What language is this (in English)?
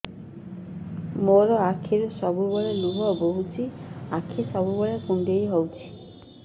Odia